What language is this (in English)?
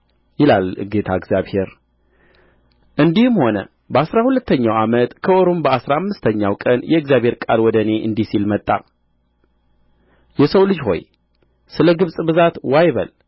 Amharic